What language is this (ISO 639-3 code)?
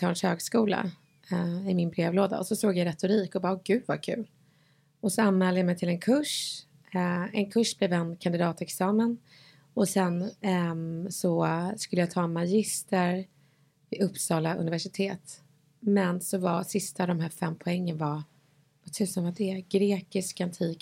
swe